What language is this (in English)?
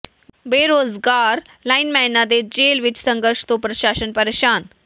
Punjabi